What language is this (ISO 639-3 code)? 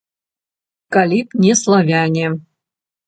bel